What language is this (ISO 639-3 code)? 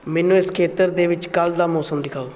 pan